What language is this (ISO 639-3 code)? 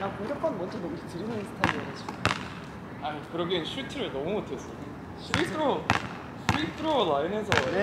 kor